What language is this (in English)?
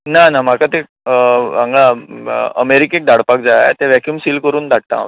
Konkani